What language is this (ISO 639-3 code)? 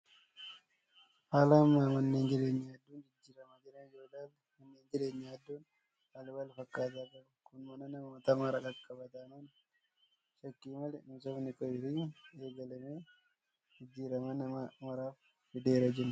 orm